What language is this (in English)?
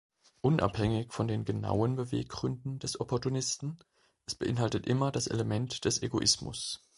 German